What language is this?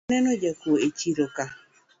Luo (Kenya and Tanzania)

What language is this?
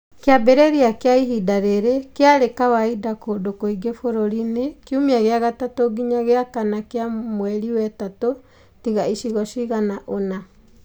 Kikuyu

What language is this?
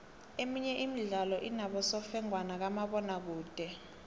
South Ndebele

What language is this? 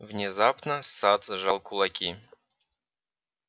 Russian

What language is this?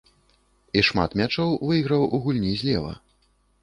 Belarusian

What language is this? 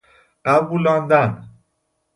Persian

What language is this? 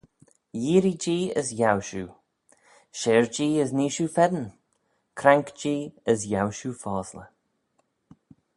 Manx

